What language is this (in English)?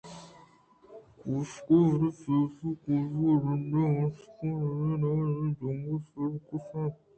Eastern Balochi